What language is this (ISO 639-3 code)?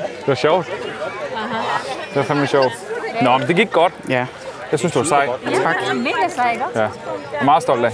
dan